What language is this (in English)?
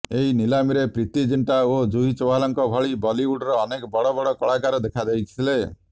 Odia